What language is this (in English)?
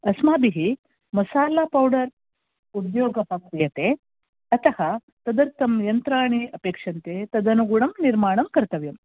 Sanskrit